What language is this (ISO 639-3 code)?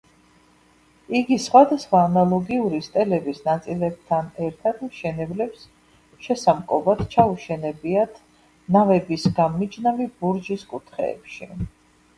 kat